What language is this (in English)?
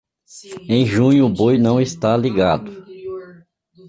Portuguese